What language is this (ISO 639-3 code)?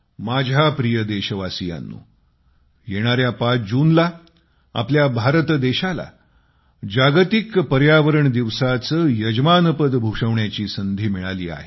mar